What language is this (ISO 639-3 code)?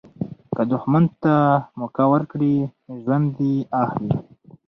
pus